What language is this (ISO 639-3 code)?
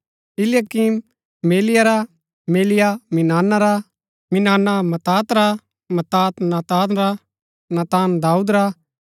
gbk